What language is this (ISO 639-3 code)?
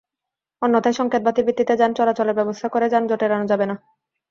ben